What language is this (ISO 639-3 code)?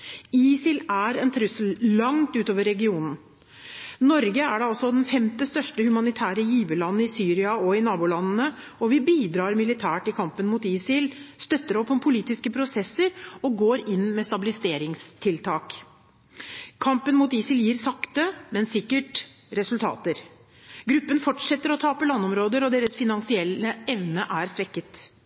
nob